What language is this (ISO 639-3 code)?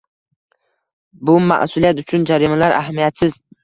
uzb